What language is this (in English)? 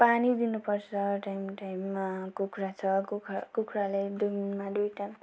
Nepali